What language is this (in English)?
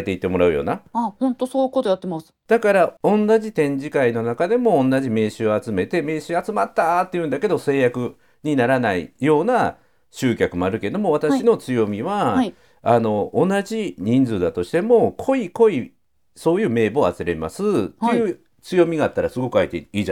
Japanese